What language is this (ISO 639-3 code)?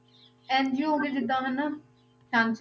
pan